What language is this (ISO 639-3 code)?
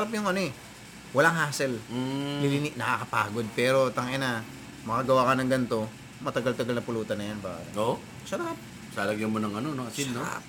fil